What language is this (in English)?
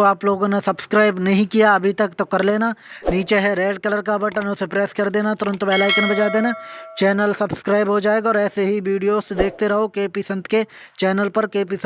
Hindi